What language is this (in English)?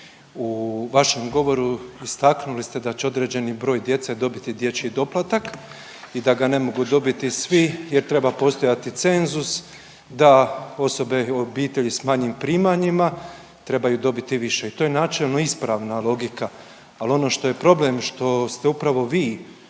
Croatian